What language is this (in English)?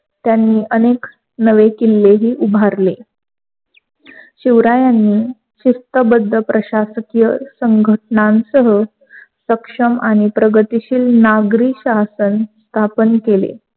Marathi